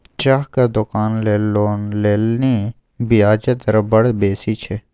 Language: Maithili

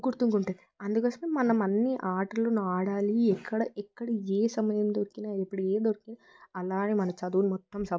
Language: Telugu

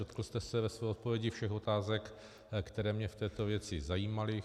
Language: Czech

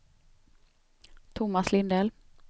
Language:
Swedish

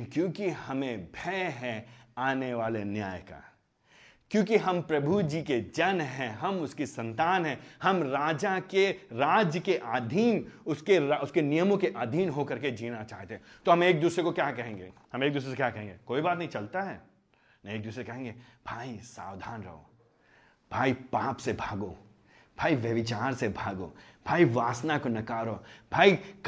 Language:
Hindi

